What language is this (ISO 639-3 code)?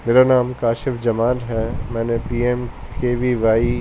urd